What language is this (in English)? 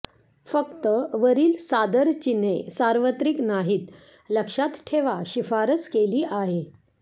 Marathi